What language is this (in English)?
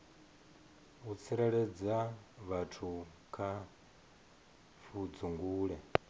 Venda